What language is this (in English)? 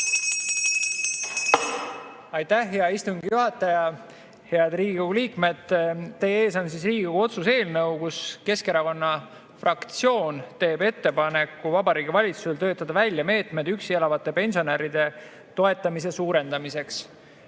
Estonian